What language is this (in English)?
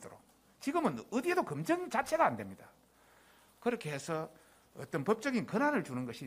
Korean